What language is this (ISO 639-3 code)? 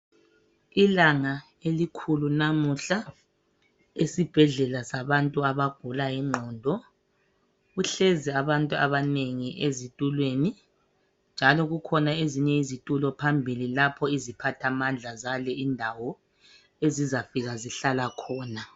nde